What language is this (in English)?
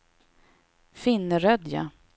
Swedish